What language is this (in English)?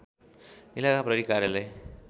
Nepali